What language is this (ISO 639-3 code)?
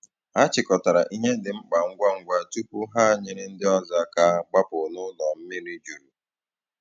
ibo